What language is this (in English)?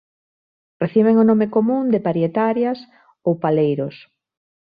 Galician